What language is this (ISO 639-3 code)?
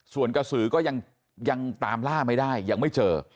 tha